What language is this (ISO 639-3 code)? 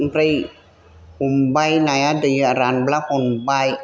brx